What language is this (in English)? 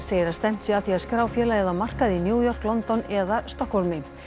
Icelandic